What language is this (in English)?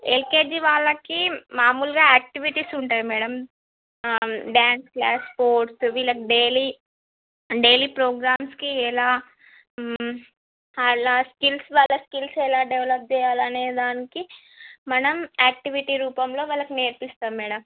Telugu